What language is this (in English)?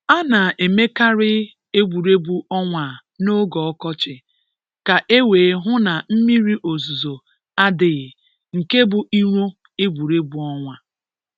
Igbo